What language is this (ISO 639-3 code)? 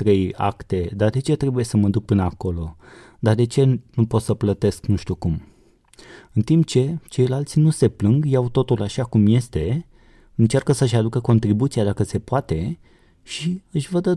ron